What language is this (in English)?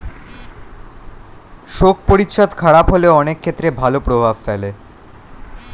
Bangla